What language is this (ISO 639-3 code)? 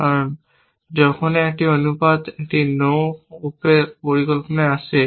ben